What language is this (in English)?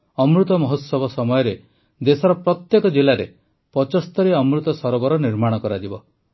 Odia